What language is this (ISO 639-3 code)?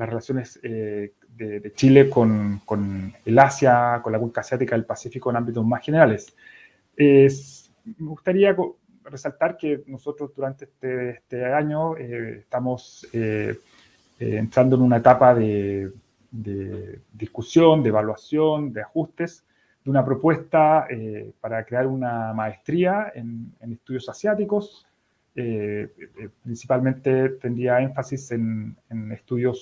spa